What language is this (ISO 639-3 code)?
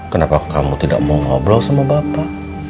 ind